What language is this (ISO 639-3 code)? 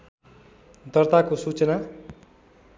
nep